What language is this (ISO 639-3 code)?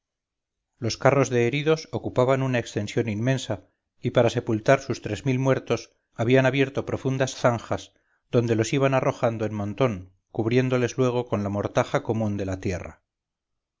spa